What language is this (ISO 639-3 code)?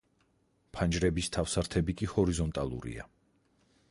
kat